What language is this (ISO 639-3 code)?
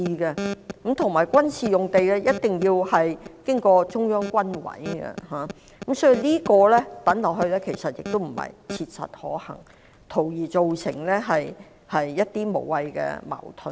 yue